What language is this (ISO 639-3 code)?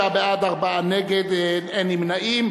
heb